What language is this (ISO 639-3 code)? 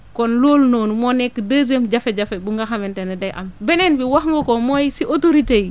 wol